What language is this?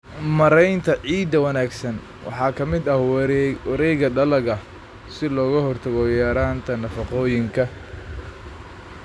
Somali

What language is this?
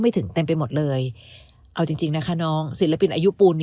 Thai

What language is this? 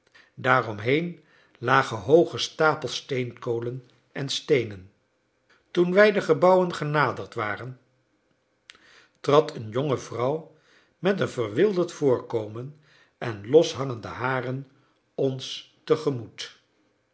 Dutch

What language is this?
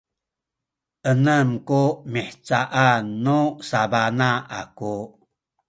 Sakizaya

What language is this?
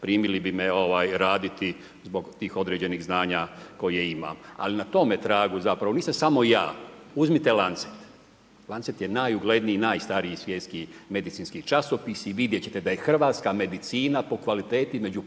Croatian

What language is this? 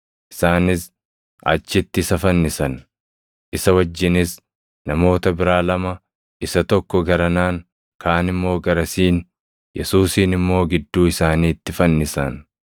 Oromo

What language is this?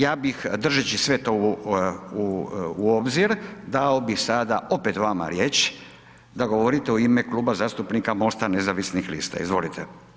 Croatian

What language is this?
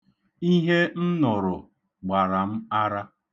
Igbo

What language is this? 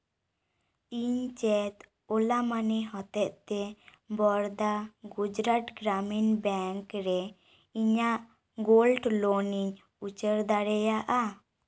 Santali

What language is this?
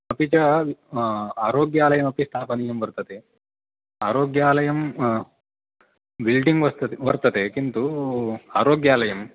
Sanskrit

